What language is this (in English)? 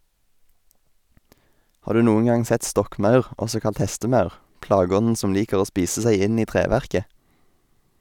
Norwegian